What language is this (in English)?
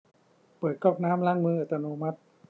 Thai